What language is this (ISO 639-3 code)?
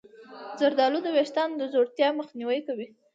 pus